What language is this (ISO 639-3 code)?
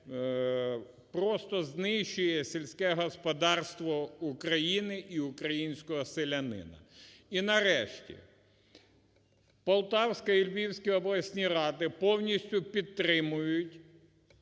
ukr